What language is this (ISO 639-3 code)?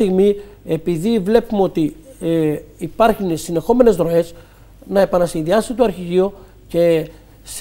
ell